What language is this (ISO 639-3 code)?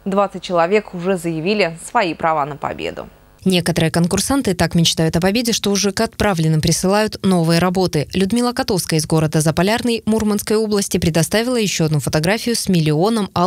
rus